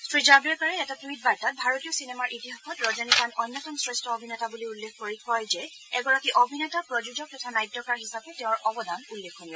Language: Assamese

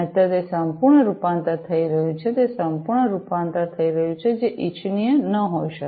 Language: Gujarati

